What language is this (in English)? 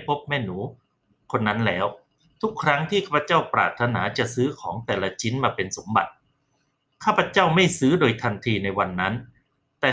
Thai